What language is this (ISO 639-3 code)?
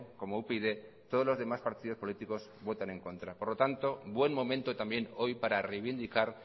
spa